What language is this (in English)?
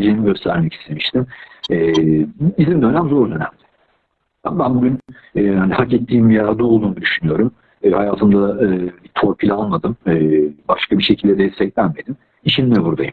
Turkish